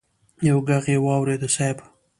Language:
Pashto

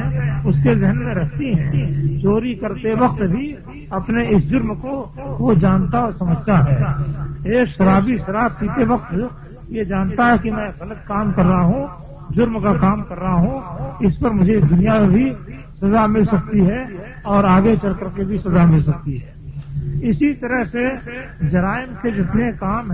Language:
Urdu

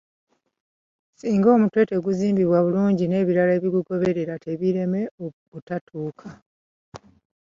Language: Ganda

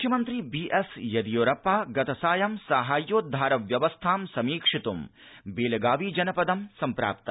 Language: Sanskrit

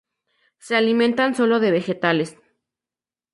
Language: Spanish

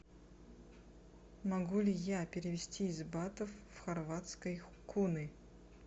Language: Russian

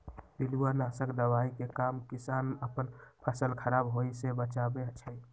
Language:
Magahi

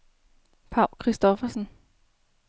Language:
Danish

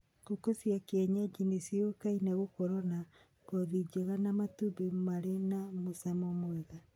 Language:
Kikuyu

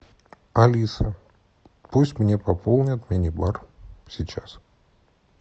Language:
Russian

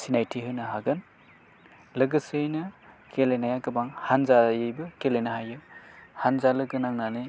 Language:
Bodo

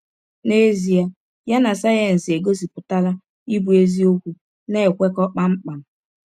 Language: Igbo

